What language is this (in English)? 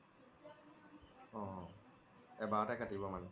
Assamese